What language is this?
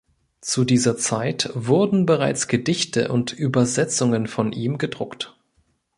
German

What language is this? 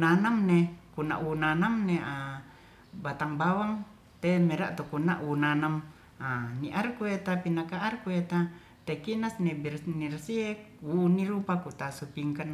Ratahan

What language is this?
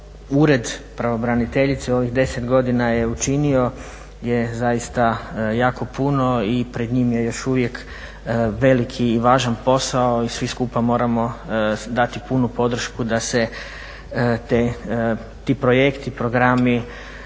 Croatian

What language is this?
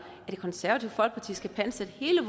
Danish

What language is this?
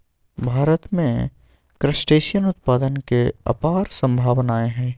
Magahi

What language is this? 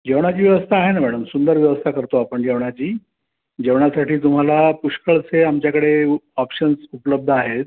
Marathi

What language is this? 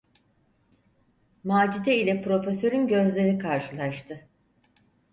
Turkish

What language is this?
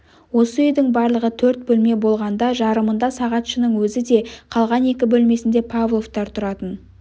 Kazakh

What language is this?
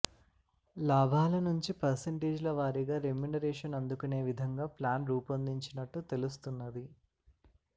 Telugu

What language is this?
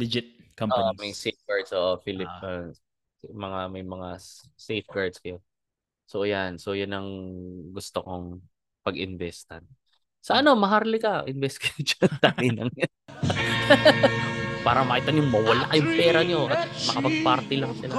Filipino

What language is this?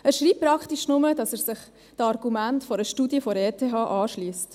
Swiss German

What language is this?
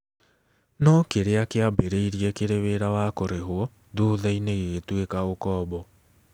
Kikuyu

